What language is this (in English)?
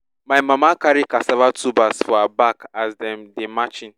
Nigerian Pidgin